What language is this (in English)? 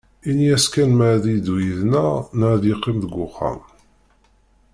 Kabyle